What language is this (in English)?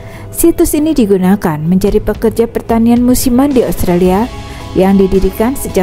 Indonesian